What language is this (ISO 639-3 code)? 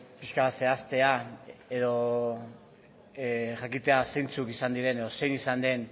eus